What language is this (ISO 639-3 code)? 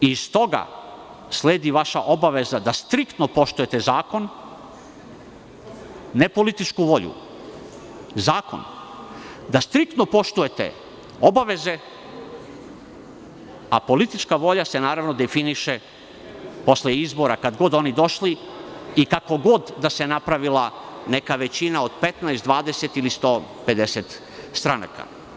srp